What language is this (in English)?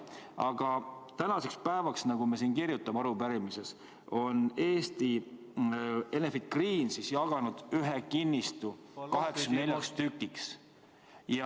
Estonian